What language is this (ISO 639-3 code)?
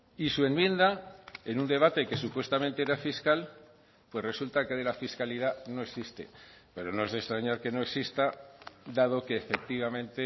spa